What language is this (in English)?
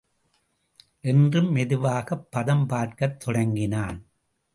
Tamil